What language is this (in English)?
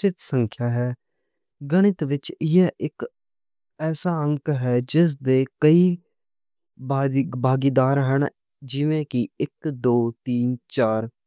Western Panjabi